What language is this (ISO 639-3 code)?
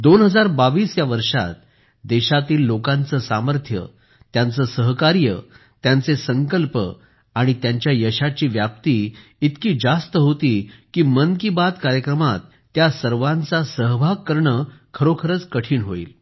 mar